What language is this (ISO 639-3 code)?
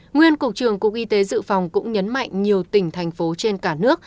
vie